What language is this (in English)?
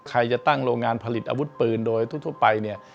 Thai